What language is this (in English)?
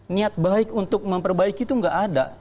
Indonesian